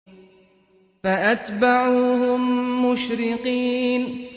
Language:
Arabic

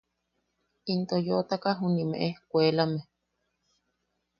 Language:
Yaqui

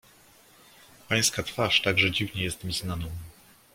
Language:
Polish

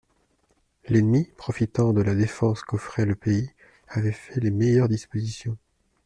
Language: French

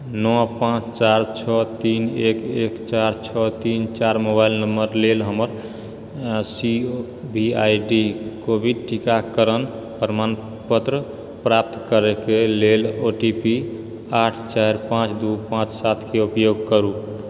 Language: Maithili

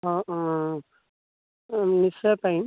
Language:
Assamese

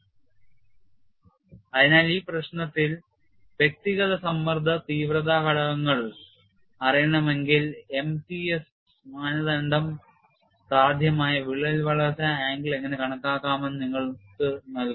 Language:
Malayalam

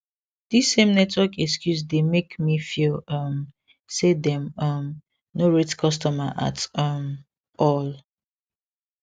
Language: Nigerian Pidgin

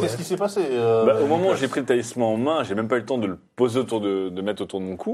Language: French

